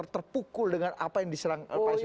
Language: Indonesian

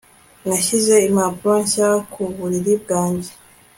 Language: Kinyarwanda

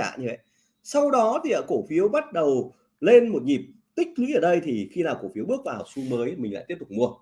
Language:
Vietnamese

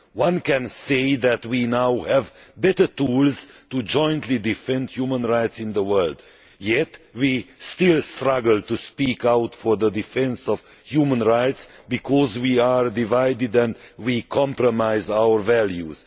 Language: English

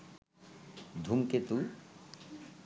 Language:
Bangla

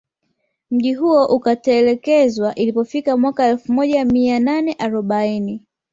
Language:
Swahili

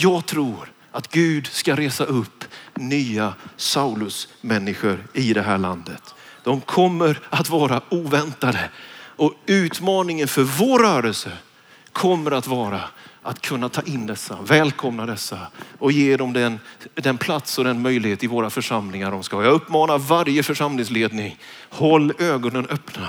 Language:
Swedish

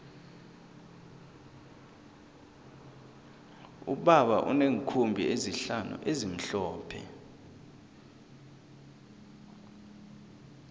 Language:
South Ndebele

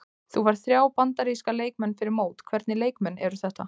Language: Icelandic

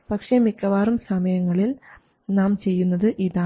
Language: Malayalam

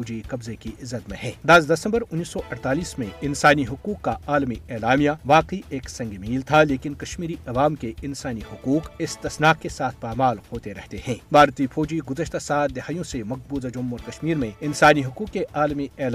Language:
Urdu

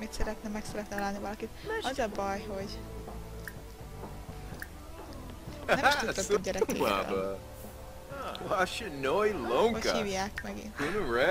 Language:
Hungarian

